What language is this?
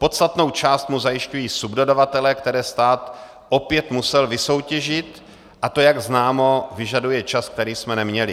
Czech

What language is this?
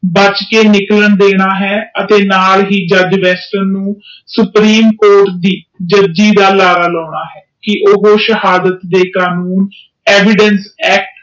Punjabi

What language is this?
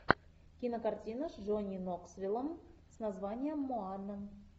Russian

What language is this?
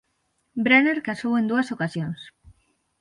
Galician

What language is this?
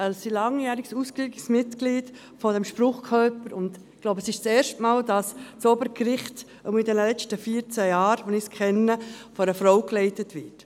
Swiss German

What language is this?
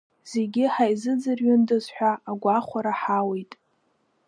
Abkhazian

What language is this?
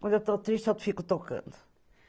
Portuguese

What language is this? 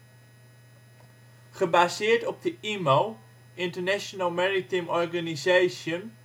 Dutch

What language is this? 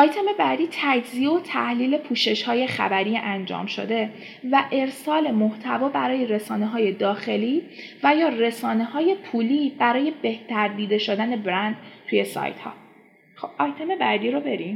Persian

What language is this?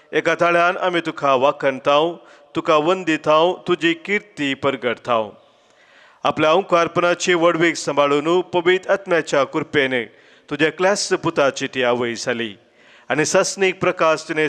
Romanian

